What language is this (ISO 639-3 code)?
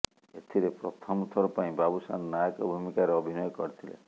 ori